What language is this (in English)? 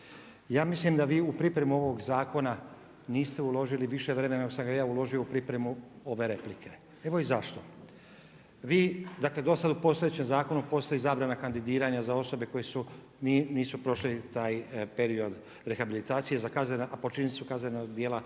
Croatian